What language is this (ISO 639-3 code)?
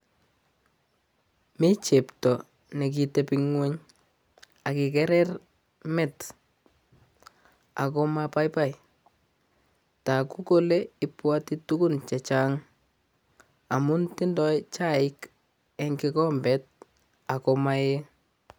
kln